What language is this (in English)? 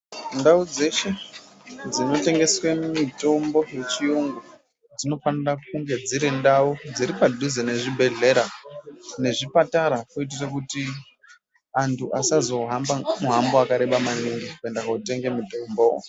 Ndau